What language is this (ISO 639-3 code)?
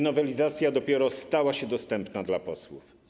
pol